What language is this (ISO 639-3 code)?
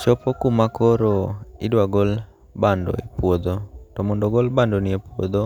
luo